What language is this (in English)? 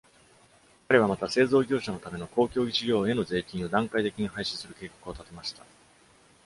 Japanese